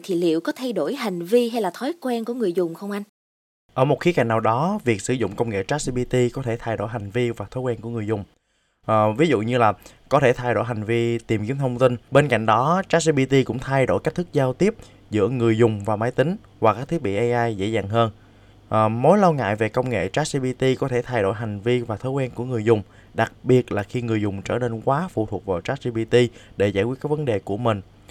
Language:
Vietnamese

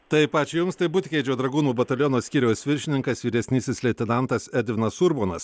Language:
Lithuanian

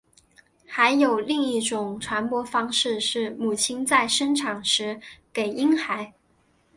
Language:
Chinese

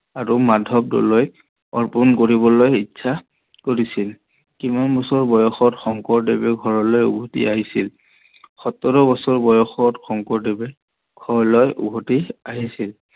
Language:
Assamese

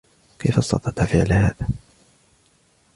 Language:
Arabic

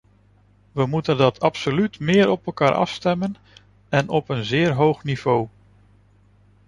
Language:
Dutch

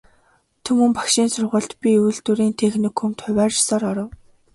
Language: Mongolian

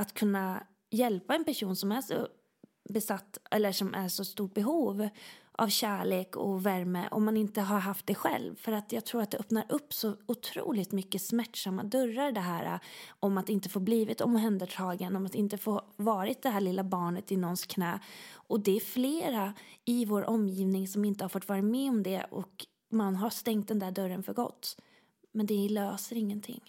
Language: Swedish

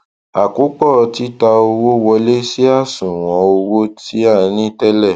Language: Yoruba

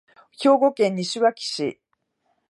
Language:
Japanese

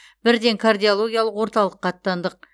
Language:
Kazakh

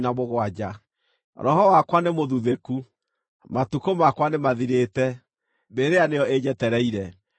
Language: Kikuyu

